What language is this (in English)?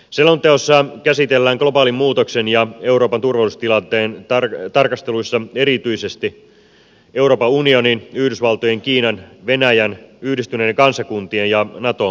Finnish